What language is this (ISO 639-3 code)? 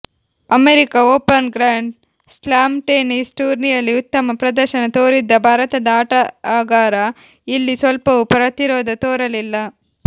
kan